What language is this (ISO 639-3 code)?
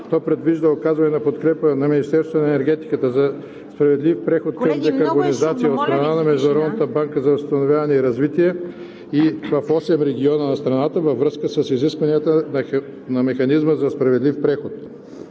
bul